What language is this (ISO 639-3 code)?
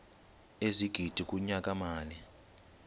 xho